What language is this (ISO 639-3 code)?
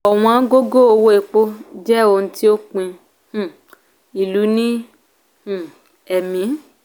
yor